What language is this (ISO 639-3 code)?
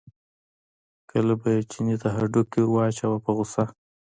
pus